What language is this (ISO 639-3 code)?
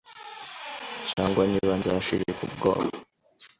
kin